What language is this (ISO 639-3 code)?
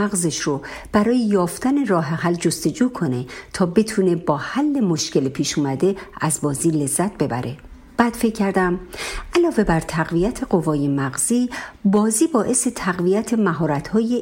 fas